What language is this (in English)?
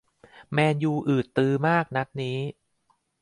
Thai